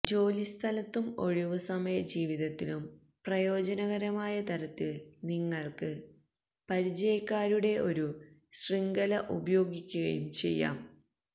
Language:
Malayalam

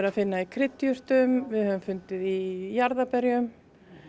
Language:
Icelandic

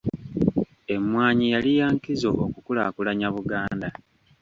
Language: Ganda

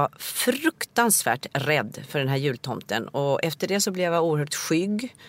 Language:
Swedish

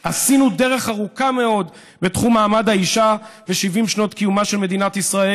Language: Hebrew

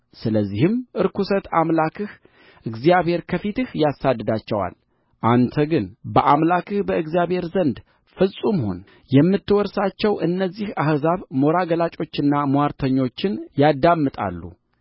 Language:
Amharic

